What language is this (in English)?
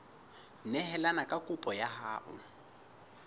Southern Sotho